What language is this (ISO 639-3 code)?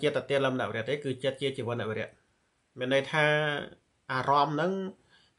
tha